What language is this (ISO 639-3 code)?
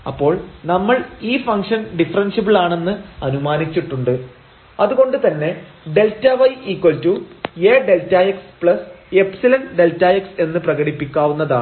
mal